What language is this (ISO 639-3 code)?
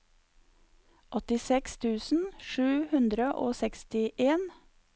nor